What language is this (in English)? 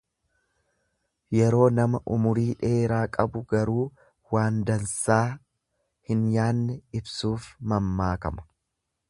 Oromo